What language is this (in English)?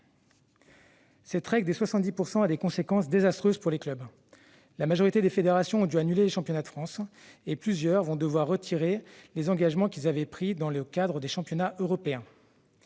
French